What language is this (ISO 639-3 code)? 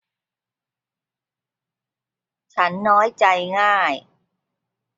tha